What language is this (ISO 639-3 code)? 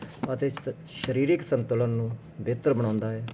pan